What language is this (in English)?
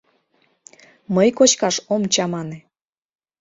Mari